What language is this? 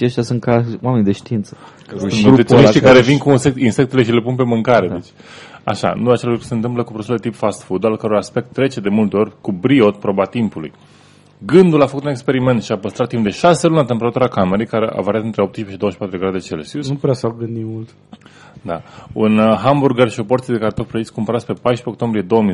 Romanian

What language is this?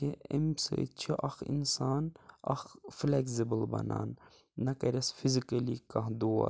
Kashmiri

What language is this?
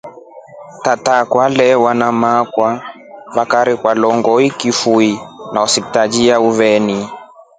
Rombo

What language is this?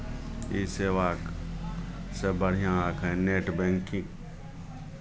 Maithili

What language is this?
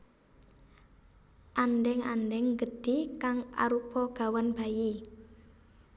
Javanese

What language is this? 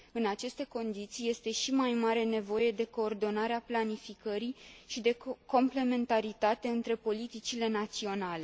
Romanian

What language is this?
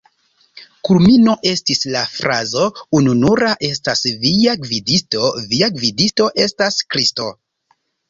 Esperanto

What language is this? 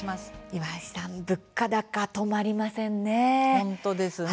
Japanese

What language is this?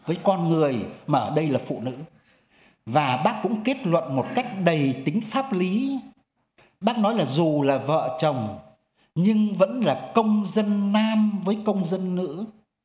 Vietnamese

